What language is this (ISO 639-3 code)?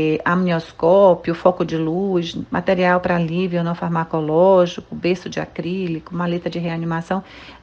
por